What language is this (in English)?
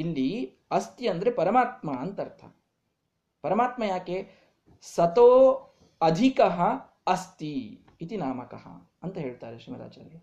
Kannada